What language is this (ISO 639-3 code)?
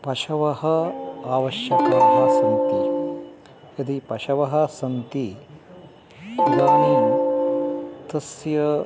san